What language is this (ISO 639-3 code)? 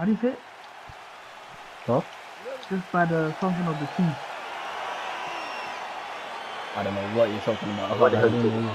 eng